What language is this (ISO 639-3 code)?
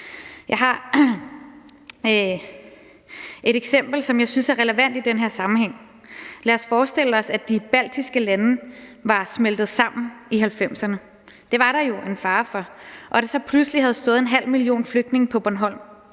dan